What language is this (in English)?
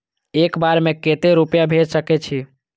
Maithili